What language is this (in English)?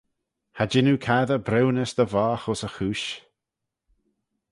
Manx